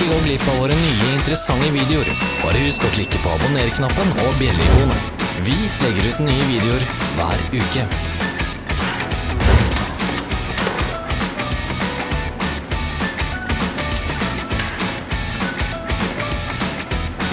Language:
Norwegian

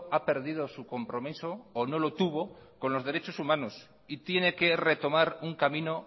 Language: Spanish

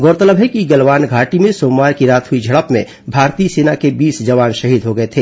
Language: Hindi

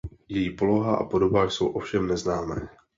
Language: Czech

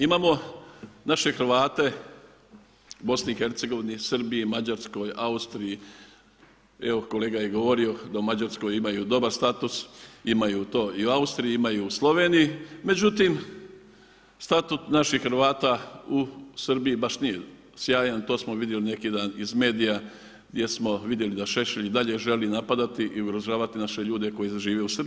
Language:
Croatian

